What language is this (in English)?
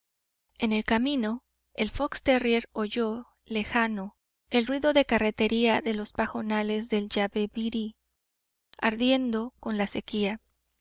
Spanish